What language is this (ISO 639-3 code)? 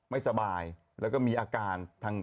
tha